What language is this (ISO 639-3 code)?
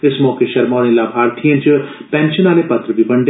doi